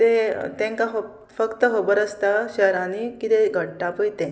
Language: Konkani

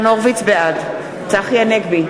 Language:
Hebrew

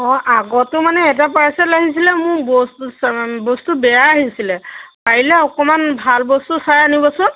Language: Assamese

